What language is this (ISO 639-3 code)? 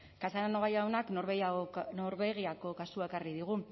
eus